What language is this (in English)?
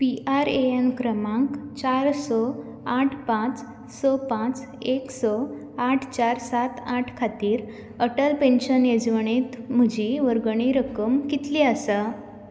Konkani